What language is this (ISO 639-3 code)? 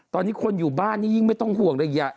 tha